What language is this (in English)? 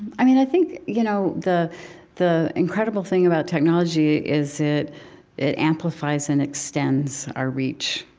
English